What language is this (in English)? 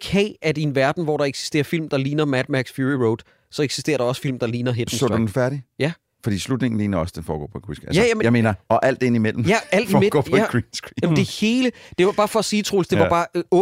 Danish